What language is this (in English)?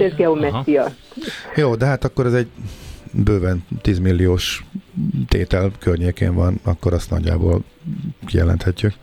Hungarian